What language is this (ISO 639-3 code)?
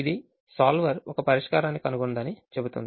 tel